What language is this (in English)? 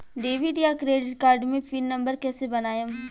Bhojpuri